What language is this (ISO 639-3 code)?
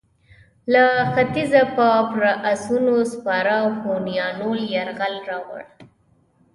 pus